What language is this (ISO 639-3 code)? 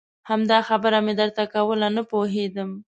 pus